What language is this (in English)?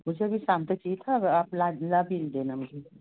Hindi